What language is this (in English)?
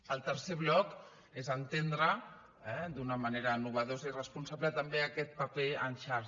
Catalan